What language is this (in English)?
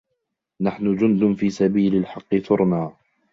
Arabic